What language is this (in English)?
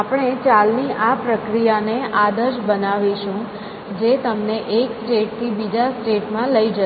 Gujarati